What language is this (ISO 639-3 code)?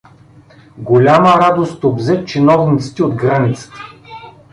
bul